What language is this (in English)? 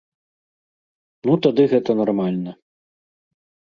Belarusian